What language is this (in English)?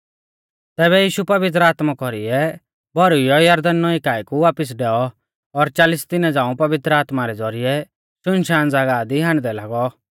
Mahasu Pahari